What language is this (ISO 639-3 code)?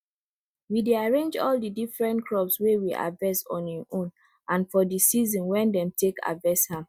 pcm